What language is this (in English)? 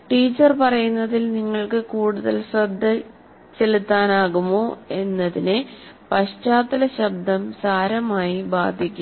Malayalam